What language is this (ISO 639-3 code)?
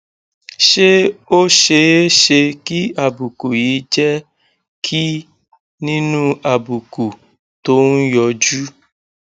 yor